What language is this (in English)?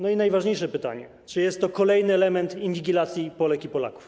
Polish